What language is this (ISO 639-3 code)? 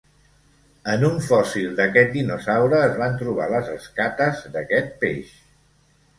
cat